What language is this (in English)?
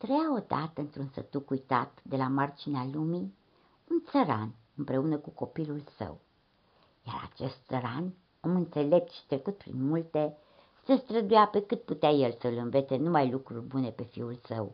Romanian